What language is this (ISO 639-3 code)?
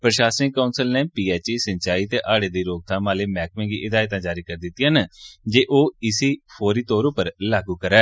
doi